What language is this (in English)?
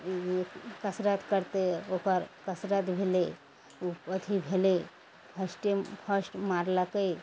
Maithili